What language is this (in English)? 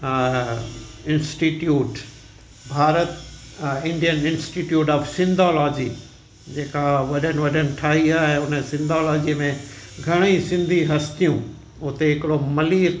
Sindhi